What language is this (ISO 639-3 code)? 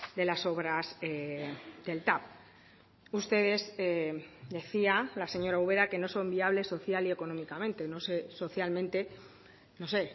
spa